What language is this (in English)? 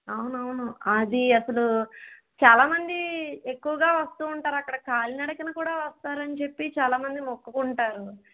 Telugu